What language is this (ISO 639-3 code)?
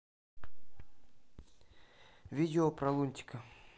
rus